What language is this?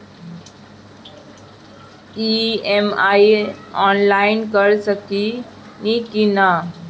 Bhojpuri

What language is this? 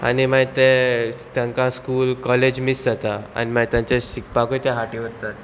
Konkani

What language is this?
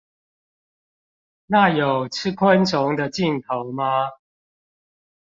Chinese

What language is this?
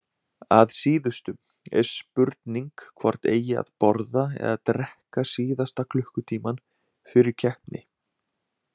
Icelandic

